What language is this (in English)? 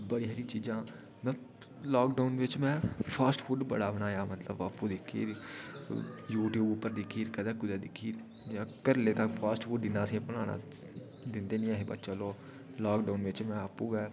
Dogri